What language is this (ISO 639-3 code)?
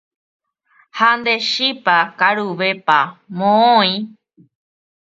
grn